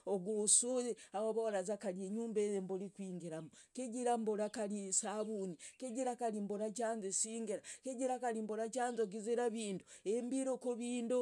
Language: Logooli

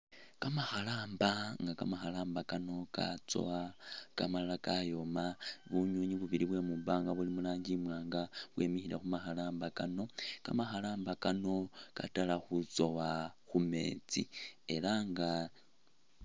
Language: Masaaba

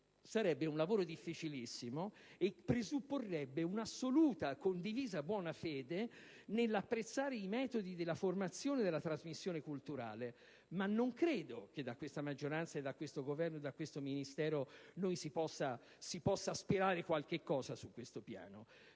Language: Italian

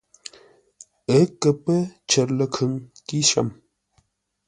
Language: Ngombale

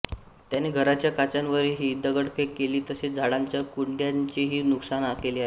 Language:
Marathi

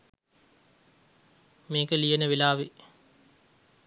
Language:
Sinhala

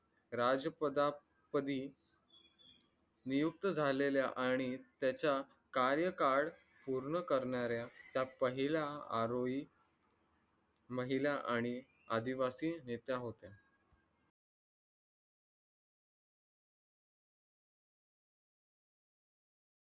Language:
Marathi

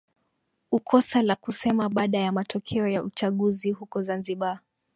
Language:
Swahili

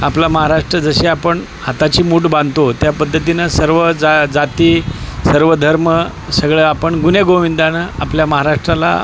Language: Marathi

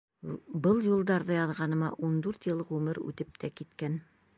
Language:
Bashkir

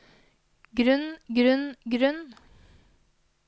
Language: Norwegian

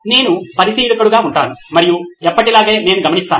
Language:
Telugu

